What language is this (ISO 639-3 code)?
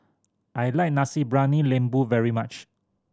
eng